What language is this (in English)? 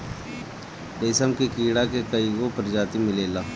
Bhojpuri